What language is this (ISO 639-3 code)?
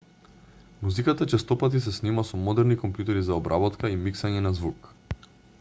mkd